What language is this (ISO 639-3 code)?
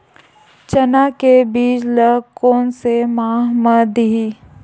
hne